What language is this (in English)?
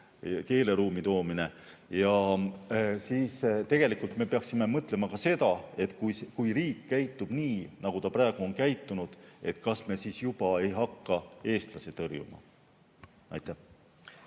Estonian